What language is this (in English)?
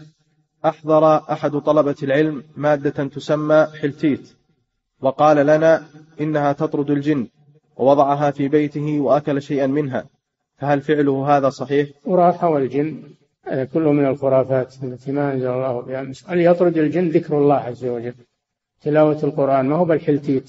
Arabic